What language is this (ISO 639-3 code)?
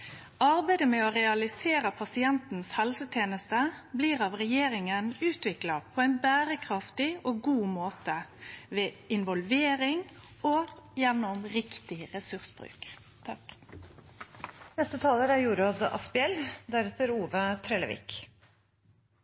nor